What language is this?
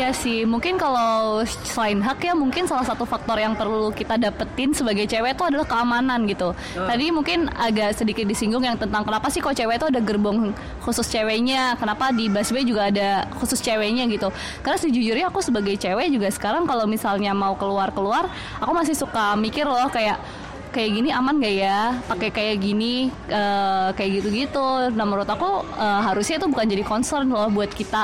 Indonesian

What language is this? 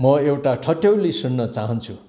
Nepali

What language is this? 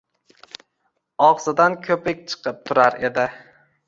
Uzbek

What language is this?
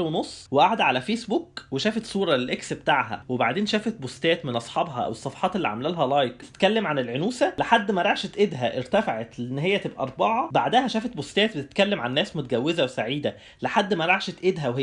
Arabic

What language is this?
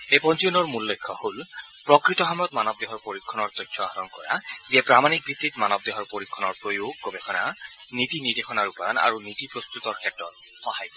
Assamese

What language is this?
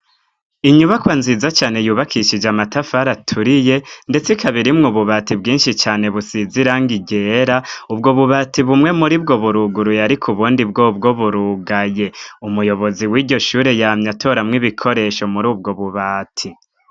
Rundi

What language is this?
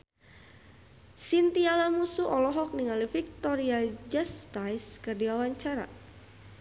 Sundanese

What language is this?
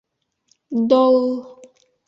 Bashkir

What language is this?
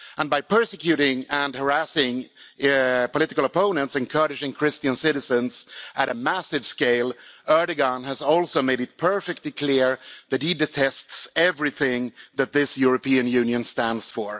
English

